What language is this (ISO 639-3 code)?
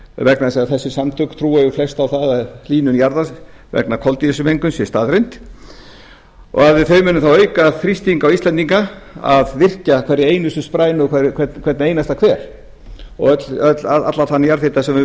isl